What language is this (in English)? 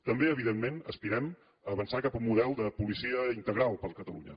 Catalan